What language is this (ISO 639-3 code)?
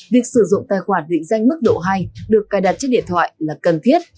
vie